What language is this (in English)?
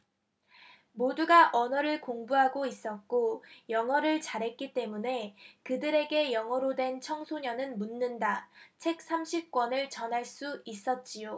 Korean